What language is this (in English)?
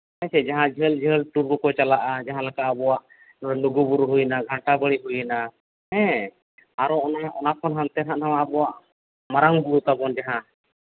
Santali